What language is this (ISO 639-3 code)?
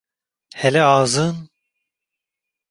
tur